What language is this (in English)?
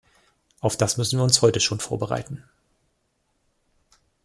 German